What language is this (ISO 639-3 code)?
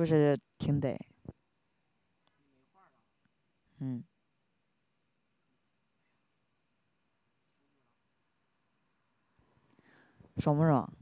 zho